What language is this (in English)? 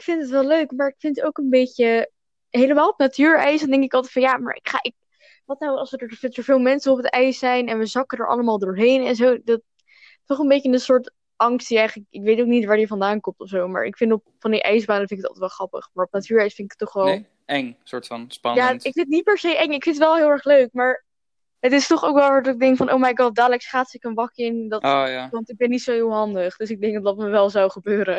Dutch